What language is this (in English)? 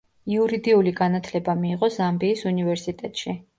Georgian